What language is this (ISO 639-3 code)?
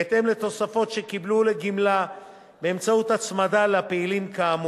heb